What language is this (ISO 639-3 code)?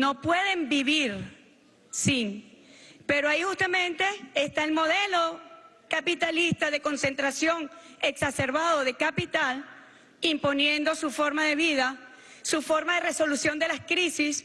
spa